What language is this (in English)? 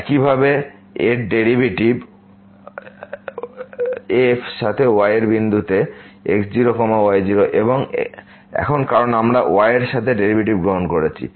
Bangla